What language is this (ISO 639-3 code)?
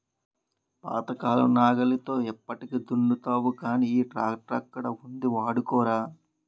tel